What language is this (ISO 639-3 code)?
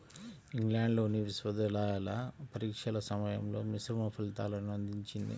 tel